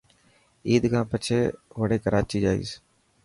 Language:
Dhatki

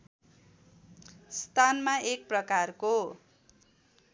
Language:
Nepali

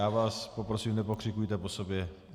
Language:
Czech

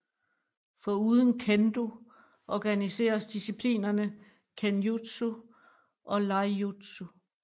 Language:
Danish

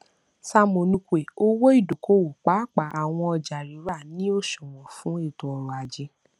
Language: Yoruba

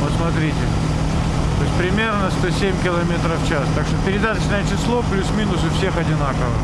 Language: Russian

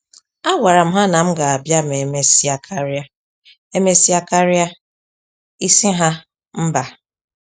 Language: Igbo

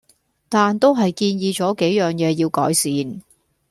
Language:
Cantonese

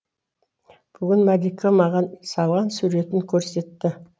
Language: Kazakh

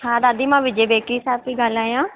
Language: Sindhi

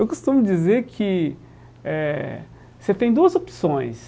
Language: Portuguese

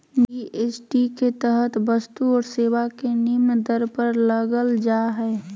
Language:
Magahi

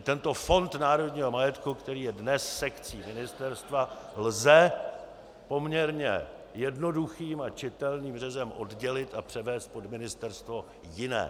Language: Czech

